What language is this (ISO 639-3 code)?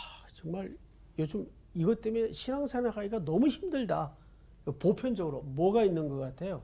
kor